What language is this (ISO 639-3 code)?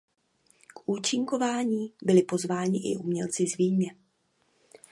ces